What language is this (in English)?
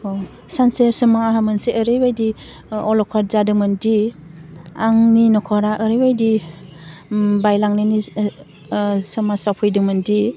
Bodo